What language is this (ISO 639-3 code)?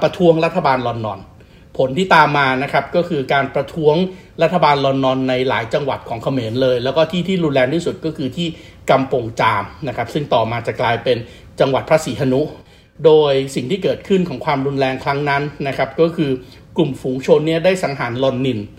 tha